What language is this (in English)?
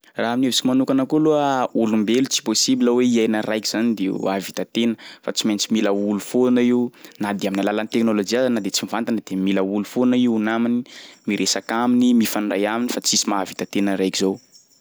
Sakalava Malagasy